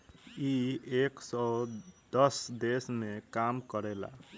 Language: Bhojpuri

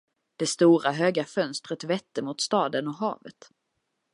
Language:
Swedish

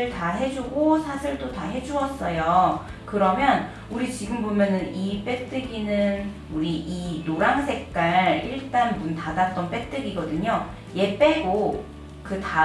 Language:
Korean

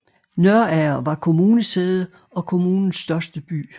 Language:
Danish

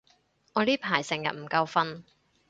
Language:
Cantonese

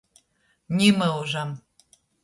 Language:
Latgalian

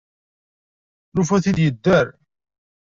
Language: Kabyle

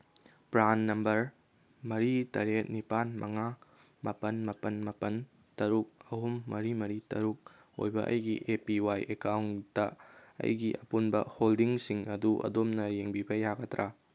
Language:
Manipuri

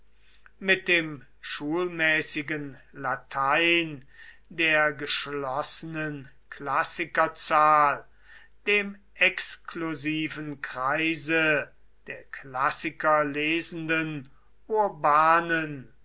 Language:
German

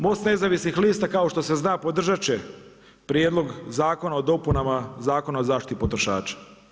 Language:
Croatian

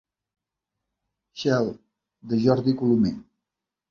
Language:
Catalan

